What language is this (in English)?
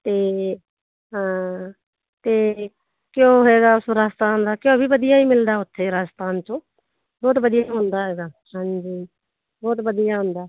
Punjabi